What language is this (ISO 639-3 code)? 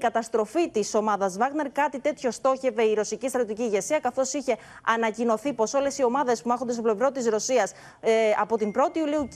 ell